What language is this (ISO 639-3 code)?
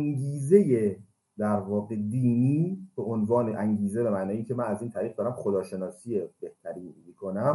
fas